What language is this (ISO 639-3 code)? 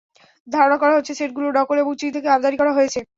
ben